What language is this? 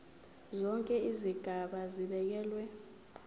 Zulu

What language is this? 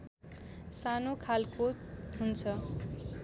Nepali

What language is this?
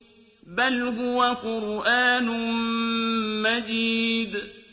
Arabic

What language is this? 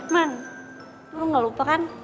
Indonesian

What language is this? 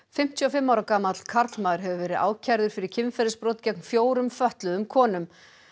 Icelandic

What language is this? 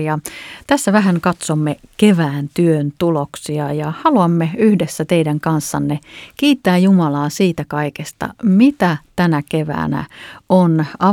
Finnish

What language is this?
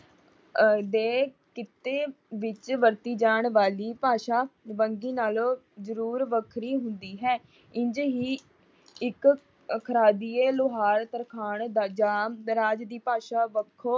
Punjabi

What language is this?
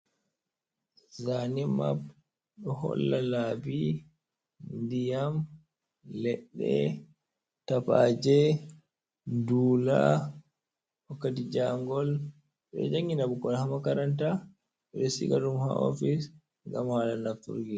Fula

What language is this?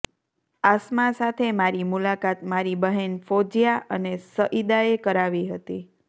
Gujarati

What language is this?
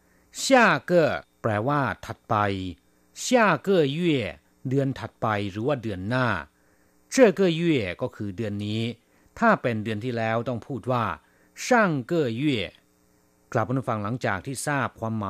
Thai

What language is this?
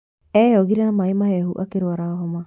Kikuyu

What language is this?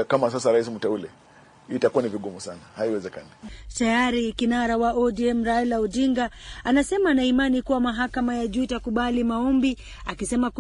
Swahili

